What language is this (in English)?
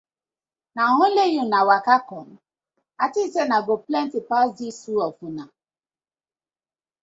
Nigerian Pidgin